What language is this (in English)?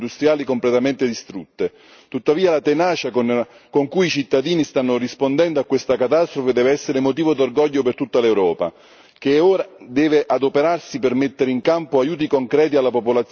Italian